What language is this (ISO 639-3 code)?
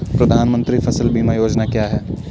hin